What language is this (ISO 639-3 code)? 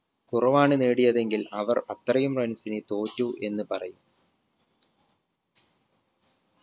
mal